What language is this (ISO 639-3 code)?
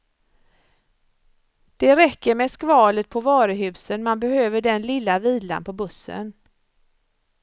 swe